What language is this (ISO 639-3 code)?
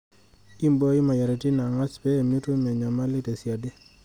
mas